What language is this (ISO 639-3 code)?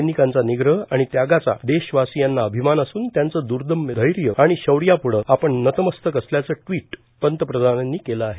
mar